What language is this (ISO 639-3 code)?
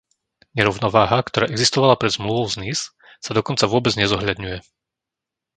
slk